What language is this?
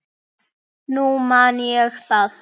Icelandic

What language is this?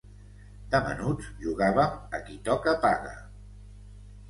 Catalan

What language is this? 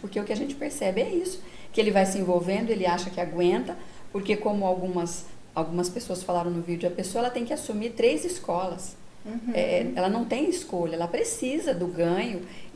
Portuguese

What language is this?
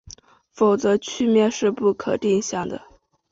Chinese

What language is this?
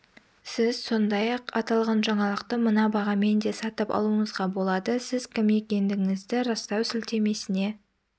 Kazakh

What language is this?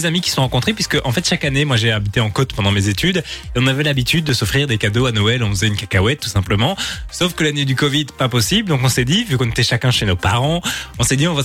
French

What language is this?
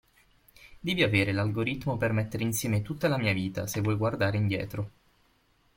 Italian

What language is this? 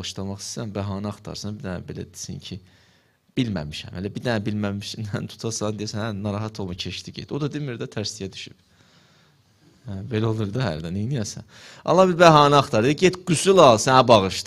Turkish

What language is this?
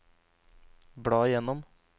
Norwegian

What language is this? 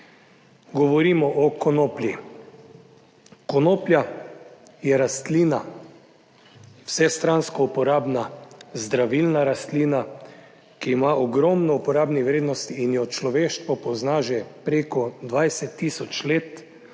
Slovenian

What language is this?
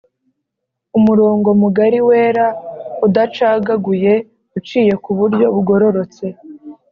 Kinyarwanda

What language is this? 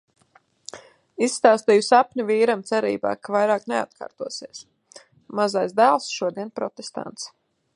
Latvian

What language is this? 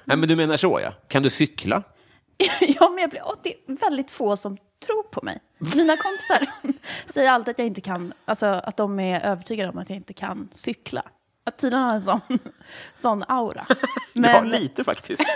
Swedish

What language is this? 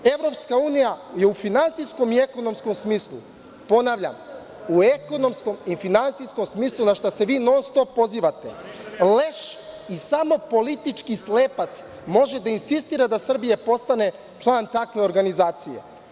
Serbian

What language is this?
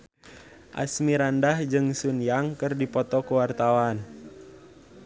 Sundanese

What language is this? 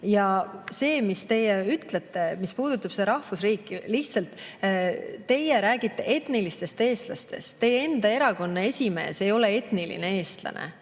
Estonian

